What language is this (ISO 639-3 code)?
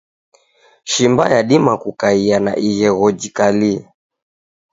dav